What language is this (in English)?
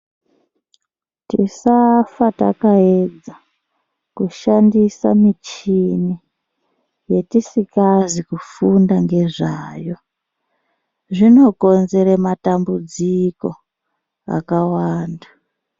Ndau